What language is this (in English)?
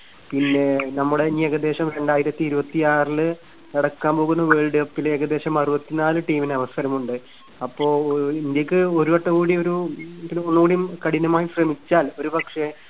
Malayalam